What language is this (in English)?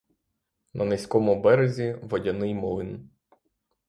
Ukrainian